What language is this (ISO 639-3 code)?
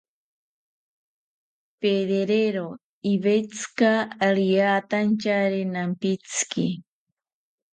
cpy